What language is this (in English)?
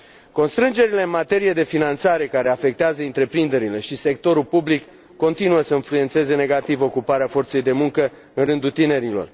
Romanian